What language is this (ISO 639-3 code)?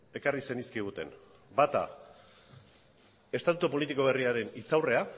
eus